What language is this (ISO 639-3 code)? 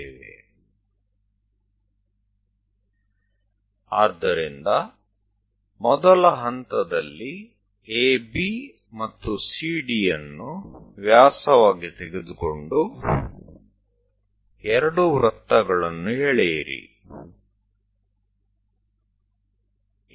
guj